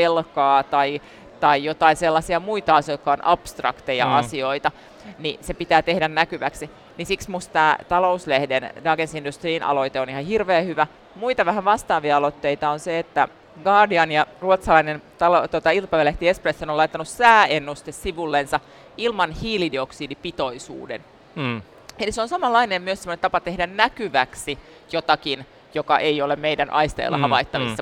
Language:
Finnish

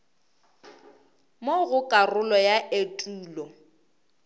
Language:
Northern Sotho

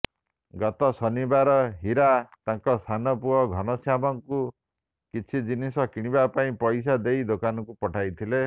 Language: Odia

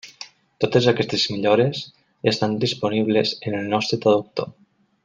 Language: Catalan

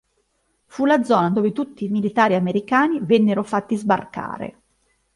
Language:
Italian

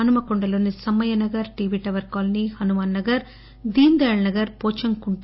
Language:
Telugu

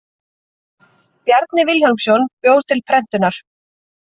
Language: Icelandic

